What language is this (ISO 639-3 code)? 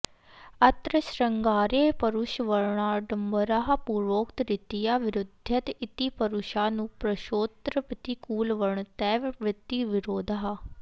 san